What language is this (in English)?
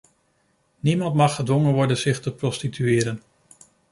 Dutch